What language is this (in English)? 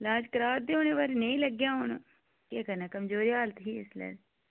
Dogri